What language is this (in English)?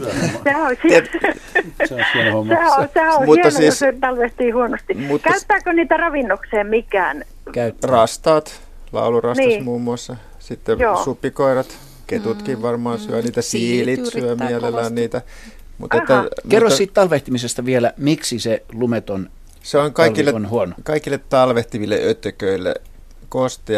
Finnish